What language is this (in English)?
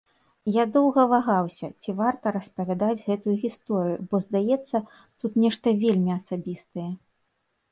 Belarusian